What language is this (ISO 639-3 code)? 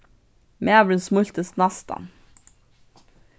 fao